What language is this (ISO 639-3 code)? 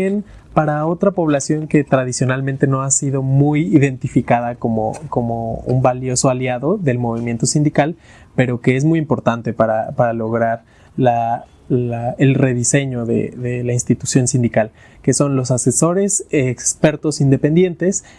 spa